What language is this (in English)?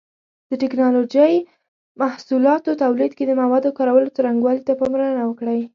Pashto